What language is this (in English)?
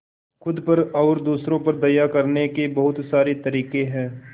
Hindi